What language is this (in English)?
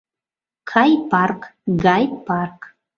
Mari